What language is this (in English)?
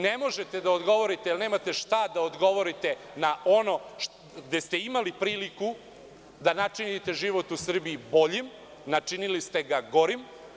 Serbian